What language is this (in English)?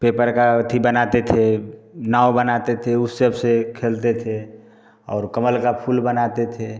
Hindi